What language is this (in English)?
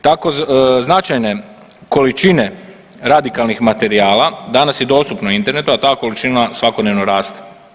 Croatian